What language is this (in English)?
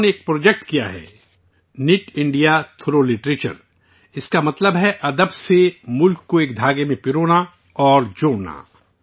Urdu